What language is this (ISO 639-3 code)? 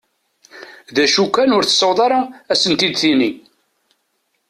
kab